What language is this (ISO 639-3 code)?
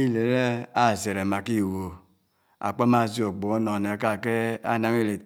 anw